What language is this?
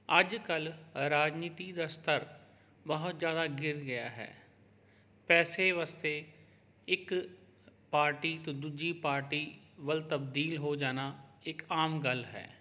Punjabi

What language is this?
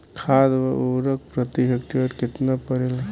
Bhojpuri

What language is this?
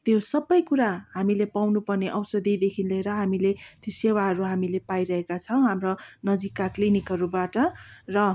Nepali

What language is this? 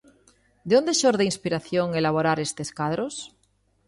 Galician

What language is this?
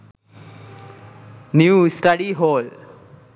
Sinhala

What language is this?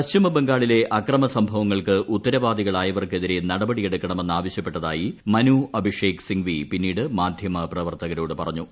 Malayalam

